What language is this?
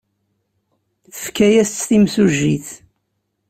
Kabyle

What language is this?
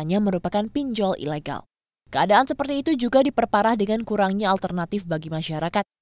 Indonesian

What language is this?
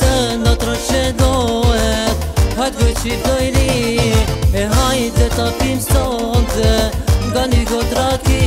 Romanian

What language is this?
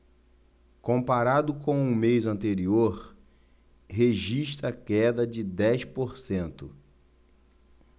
Portuguese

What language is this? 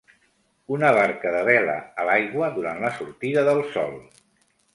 Catalan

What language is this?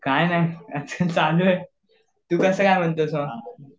Marathi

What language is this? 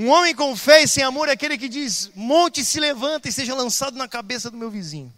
Portuguese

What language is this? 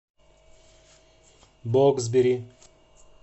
Russian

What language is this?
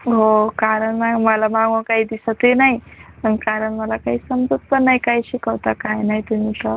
Marathi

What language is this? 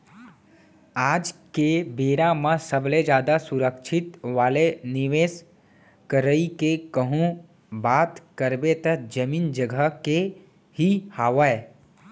Chhattisgarhi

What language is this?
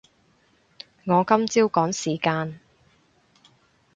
Cantonese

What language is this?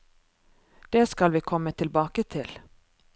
Norwegian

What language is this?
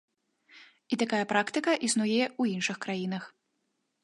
Belarusian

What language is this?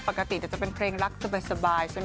Thai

